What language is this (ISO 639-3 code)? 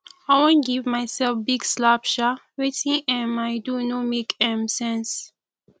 pcm